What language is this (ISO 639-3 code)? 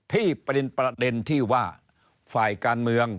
tha